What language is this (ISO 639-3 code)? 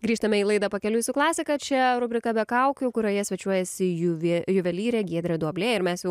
lit